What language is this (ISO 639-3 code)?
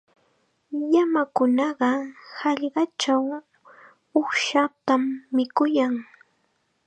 qxa